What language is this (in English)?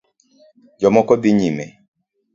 Luo (Kenya and Tanzania)